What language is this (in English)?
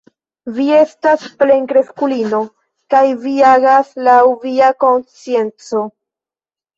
Esperanto